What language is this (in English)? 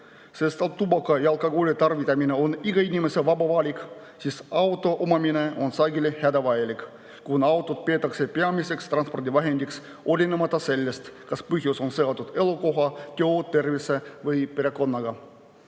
Estonian